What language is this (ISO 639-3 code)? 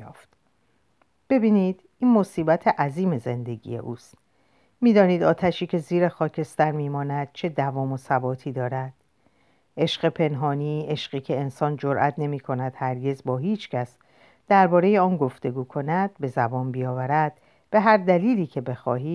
fas